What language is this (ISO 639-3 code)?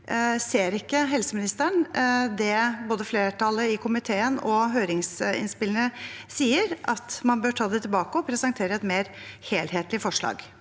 nor